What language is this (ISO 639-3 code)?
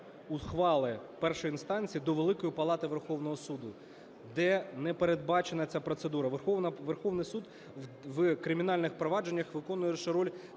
ukr